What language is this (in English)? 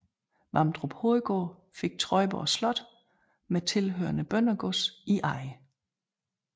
Danish